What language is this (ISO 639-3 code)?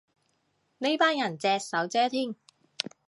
yue